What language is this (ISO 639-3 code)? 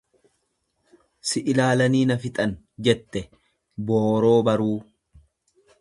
orm